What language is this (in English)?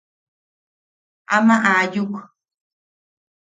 Yaqui